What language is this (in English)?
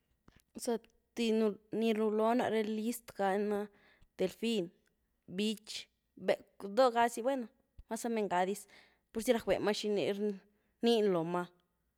Güilá Zapotec